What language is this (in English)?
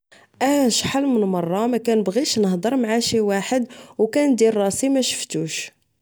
Moroccan Arabic